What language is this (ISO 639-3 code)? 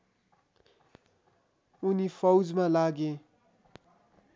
nep